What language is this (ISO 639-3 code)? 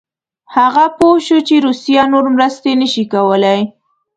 pus